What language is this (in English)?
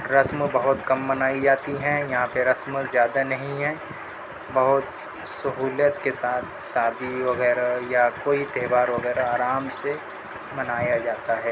Urdu